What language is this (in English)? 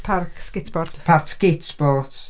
Welsh